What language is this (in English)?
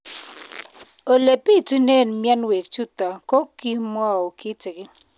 Kalenjin